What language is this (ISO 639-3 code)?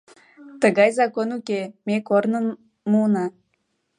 chm